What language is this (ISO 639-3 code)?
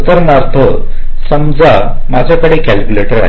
mar